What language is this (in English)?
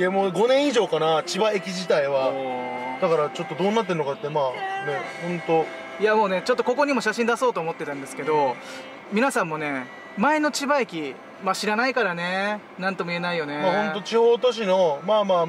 Japanese